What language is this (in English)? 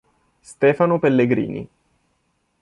Italian